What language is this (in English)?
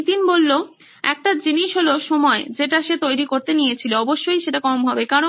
Bangla